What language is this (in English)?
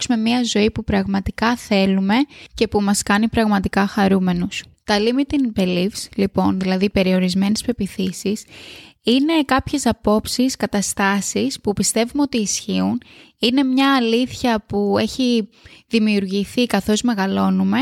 Greek